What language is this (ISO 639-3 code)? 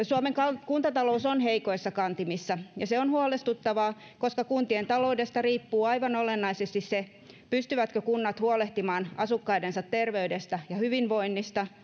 fin